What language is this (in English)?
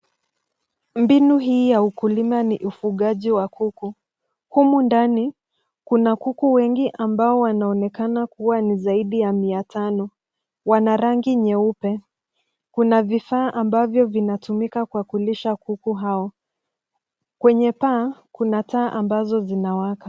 Swahili